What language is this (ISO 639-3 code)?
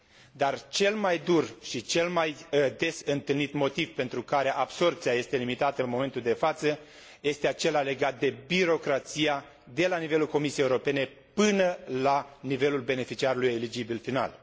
ron